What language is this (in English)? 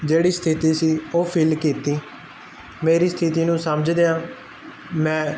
Punjabi